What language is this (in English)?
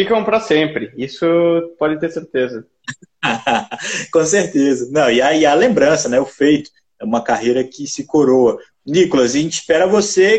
Portuguese